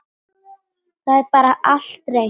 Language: Icelandic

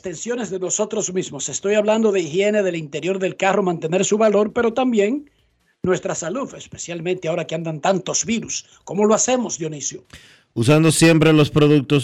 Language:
Spanish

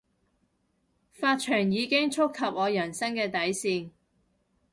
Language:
Cantonese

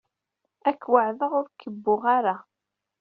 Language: Kabyle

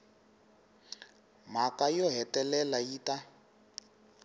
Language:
Tsonga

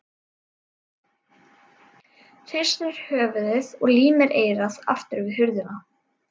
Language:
Icelandic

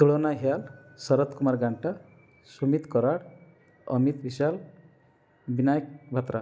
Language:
Odia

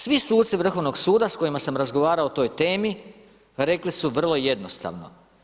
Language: Croatian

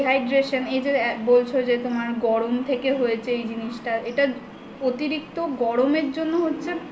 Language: Bangla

